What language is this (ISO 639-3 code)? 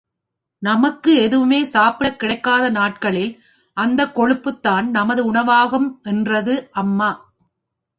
tam